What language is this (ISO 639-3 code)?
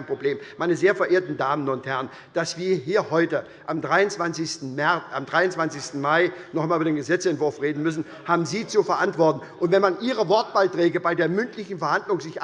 deu